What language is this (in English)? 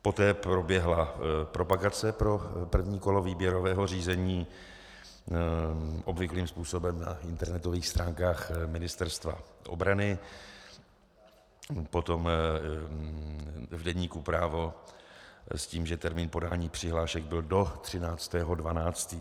Czech